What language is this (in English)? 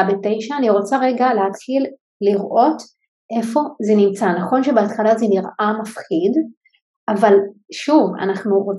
Hebrew